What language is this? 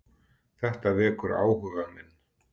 Icelandic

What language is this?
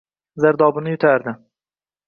Uzbek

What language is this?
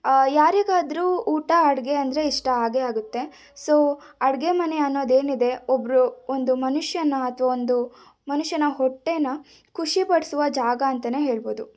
Kannada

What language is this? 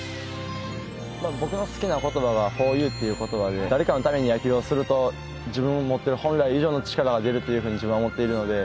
Japanese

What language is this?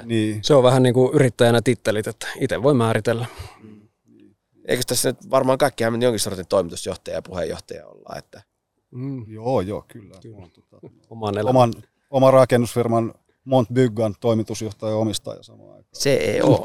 Finnish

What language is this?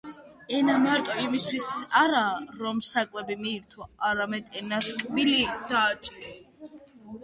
Georgian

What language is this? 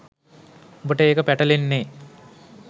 Sinhala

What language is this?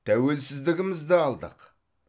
Kazakh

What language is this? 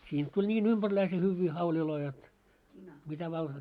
Finnish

